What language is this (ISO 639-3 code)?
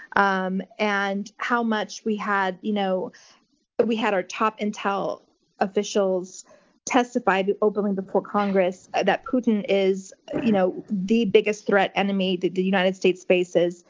eng